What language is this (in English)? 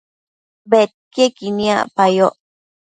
Matsés